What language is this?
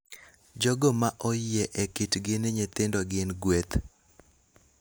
Luo (Kenya and Tanzania)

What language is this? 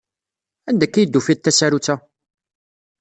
Kabyle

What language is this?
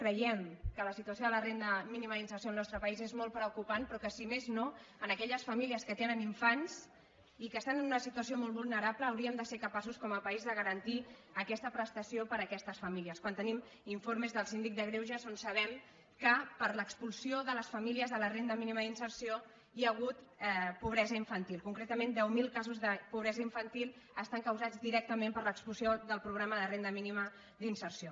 Catalan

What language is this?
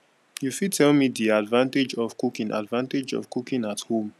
Nigerian Pidgin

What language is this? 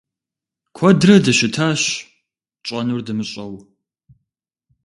Kabardian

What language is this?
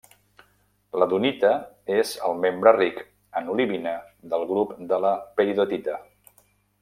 Catalan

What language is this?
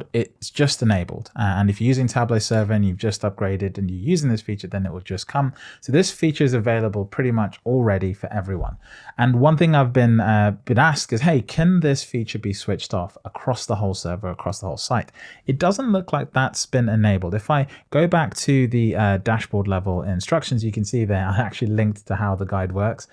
English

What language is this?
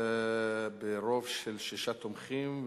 Hebrew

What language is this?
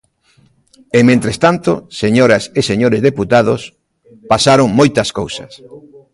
Galician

